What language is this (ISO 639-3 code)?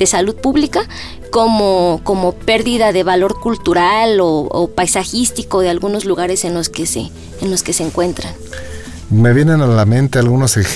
spa